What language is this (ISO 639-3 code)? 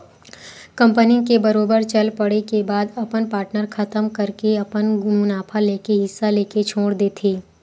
hne